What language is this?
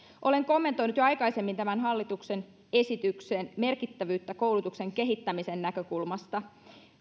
Finnish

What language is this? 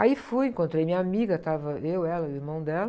Portuguese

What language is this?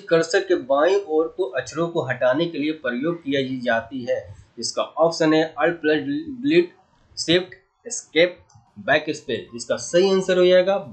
Hindi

